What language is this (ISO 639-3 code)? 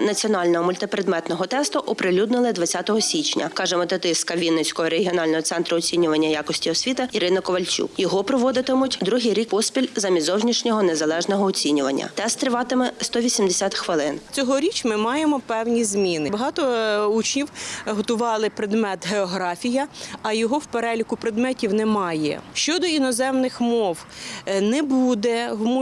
ukr